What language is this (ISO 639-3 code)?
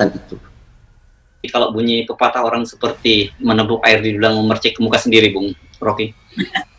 ind